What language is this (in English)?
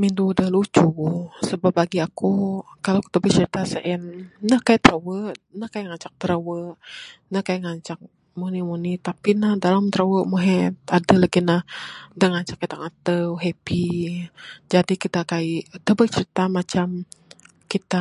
Bukar-Sadung Bidayuh